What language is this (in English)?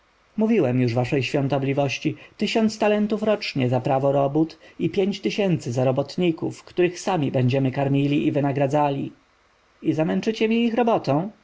Polish